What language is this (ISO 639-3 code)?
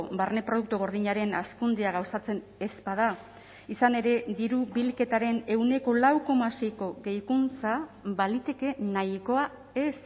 eus